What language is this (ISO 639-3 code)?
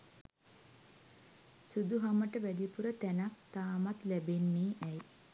sin